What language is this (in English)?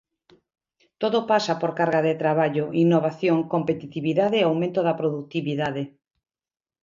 Galician